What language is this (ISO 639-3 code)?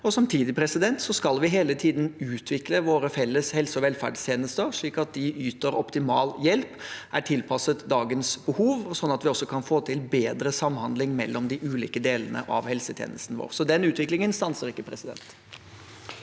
nor